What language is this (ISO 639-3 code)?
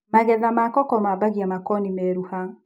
kik